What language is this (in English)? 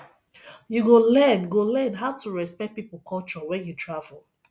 Nigerian Pidgin